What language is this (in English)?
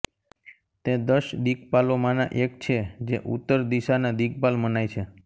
Gujarati